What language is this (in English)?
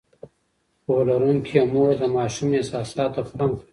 Pashto